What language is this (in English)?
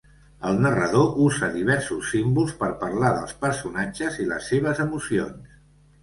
Catalan